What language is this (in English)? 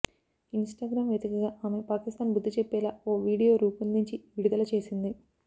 Telugu